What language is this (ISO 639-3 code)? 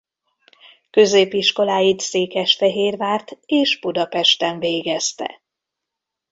hun